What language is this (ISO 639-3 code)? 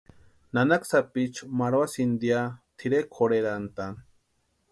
pua